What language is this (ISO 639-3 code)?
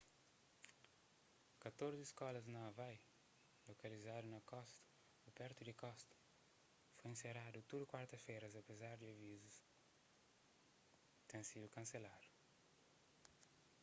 kea